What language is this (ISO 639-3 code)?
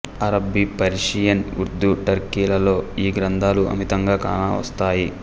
tel